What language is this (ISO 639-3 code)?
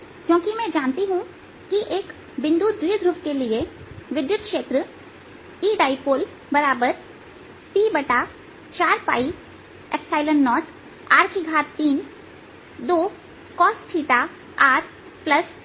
hin